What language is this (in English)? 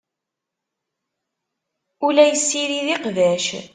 Kabyle